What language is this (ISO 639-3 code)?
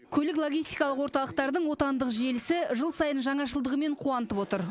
kaz